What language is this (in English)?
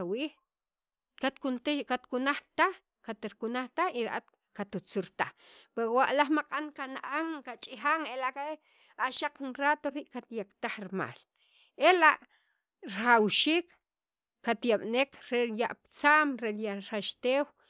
Sacapulteco